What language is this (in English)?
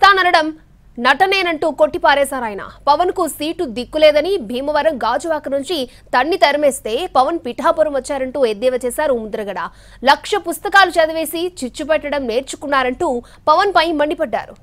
Telugu